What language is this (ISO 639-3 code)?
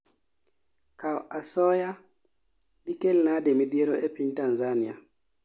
luo